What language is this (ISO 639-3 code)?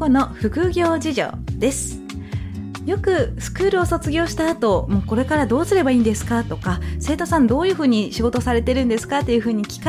jpn